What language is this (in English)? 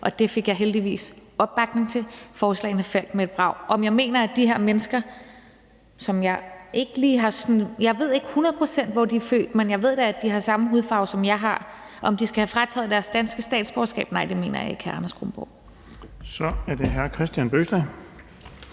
Danish